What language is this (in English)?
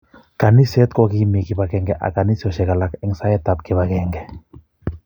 Kalenjin